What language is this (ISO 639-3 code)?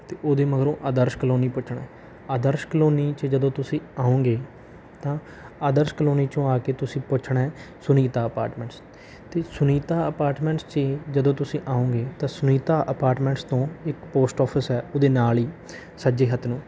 pan